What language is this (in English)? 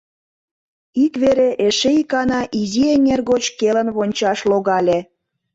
Mari